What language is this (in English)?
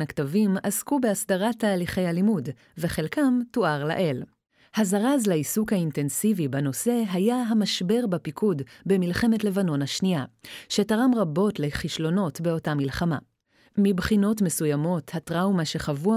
Hebrew